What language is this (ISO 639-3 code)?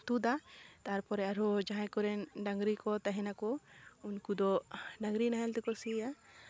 sat